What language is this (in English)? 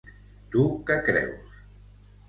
Catalan